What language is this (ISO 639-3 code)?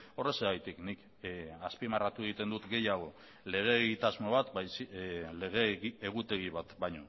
eus